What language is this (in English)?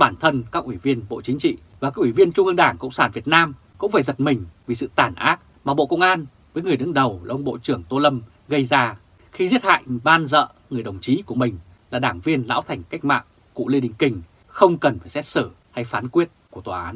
Vietnamese